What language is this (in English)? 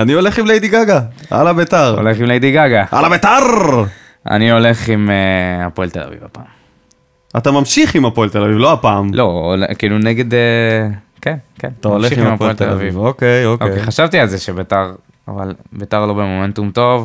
Hebrew